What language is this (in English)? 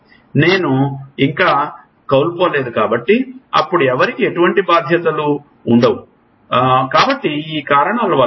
Telugu